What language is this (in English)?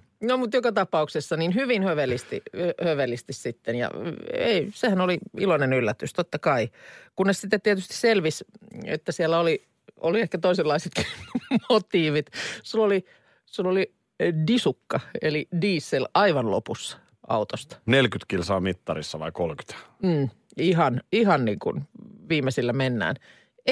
Finnish